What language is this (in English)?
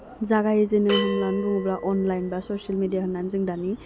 Bodo